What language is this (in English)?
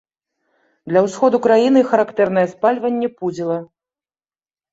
Belarusian